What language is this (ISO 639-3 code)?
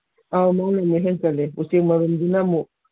mni